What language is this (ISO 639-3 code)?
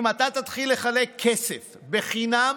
heb